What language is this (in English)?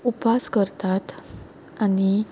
Konkani